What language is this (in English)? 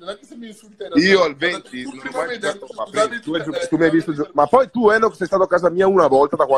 Italian